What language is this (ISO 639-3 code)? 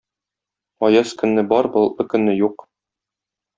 tat